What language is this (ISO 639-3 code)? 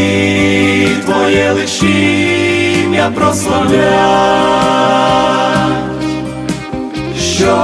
ukr